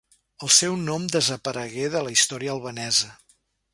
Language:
Catalan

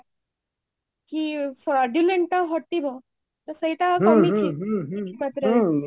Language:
Odia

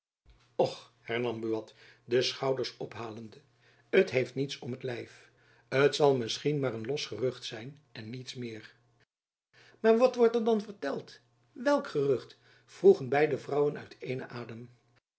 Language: Dutch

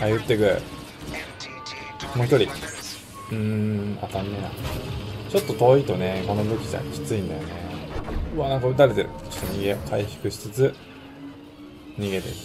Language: Japanese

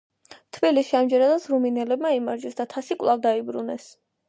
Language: Georgian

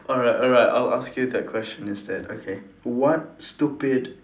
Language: English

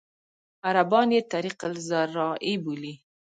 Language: Pashto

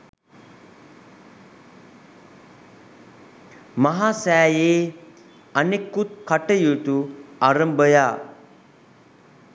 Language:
Sinhala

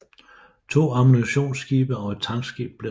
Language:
Danish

